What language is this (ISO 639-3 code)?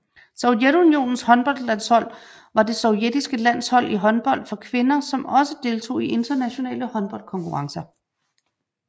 dan